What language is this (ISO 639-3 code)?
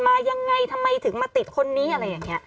tha